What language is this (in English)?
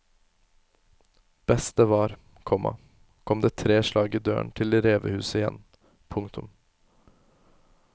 Norwegian